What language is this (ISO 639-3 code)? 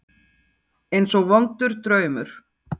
isl